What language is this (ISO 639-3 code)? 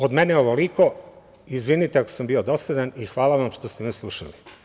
srp